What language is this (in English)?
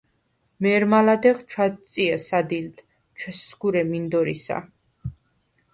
Svan